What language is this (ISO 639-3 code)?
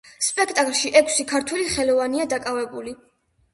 kat